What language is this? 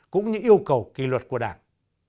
Vietnamese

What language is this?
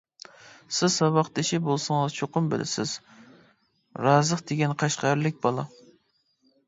Uyghur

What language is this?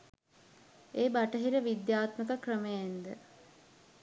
Sinhala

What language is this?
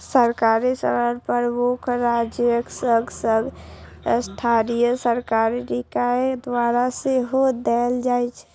Maithili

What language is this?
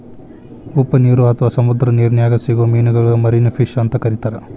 Kannada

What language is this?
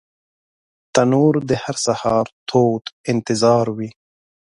Pashto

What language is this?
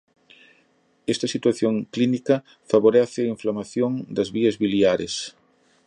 Galician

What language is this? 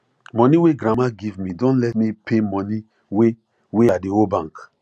Nigerian Pidgin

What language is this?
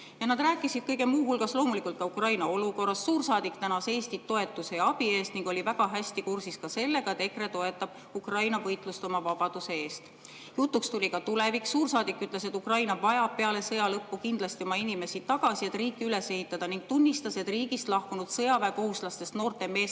Estonian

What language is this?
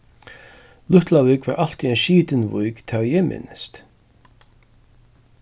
Faroese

